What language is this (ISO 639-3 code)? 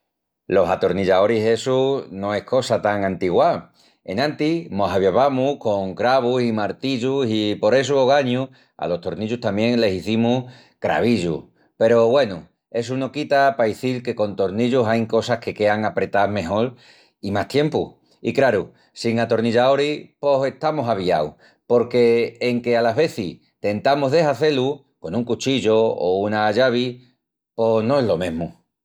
ext